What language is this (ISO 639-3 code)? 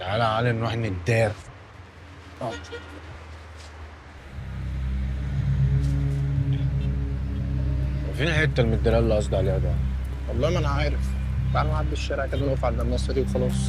ara